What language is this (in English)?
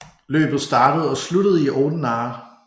Danish